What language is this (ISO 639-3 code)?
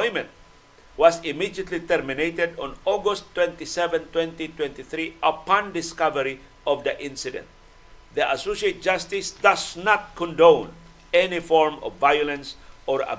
fil